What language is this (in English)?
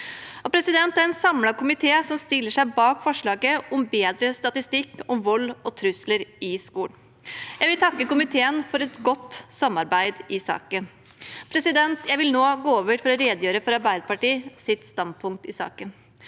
Norwegian